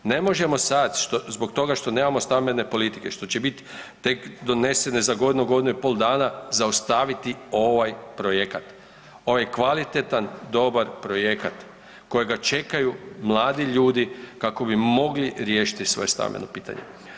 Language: Croatian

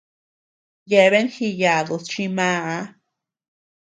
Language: Tepeuxila Cuicatec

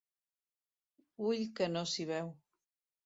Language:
Catalan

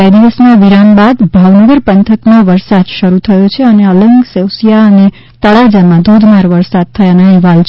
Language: Gujarati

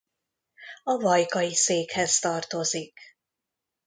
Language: Hungarian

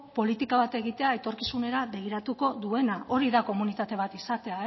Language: Basque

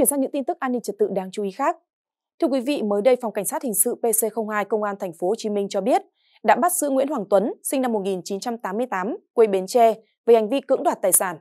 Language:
Vietnamese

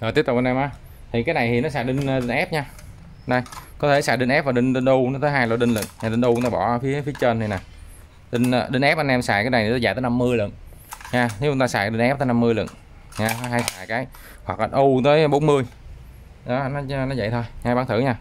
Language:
Vietnamese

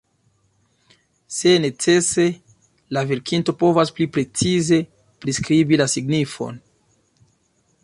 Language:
Esperanto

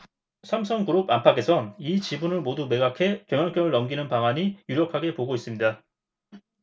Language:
Korean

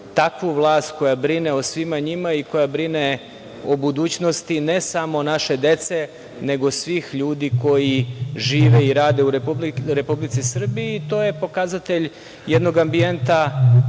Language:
Serbian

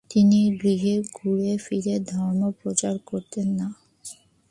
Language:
Bangla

